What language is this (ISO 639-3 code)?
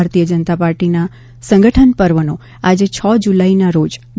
guj